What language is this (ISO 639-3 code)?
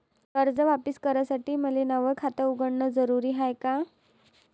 mar